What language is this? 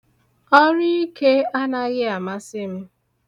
Igbo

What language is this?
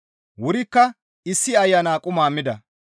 Gamo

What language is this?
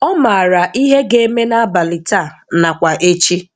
Igbo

